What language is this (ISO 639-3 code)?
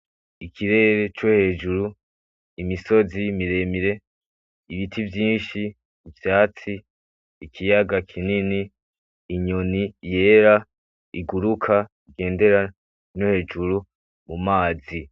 run